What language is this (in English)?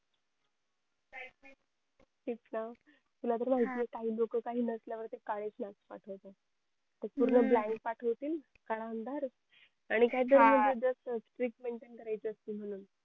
Marathi